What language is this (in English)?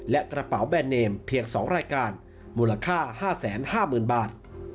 Thai